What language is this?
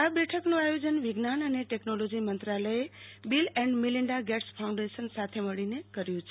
Gujarati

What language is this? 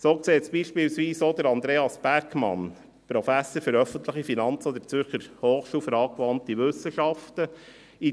Swiss German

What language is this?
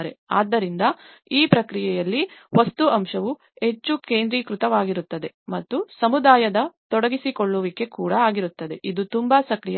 Kannada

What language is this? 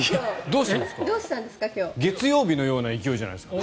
Japanese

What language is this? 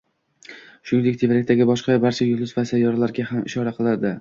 Uzbek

